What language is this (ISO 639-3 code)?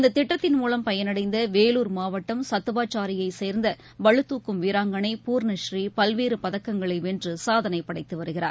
tam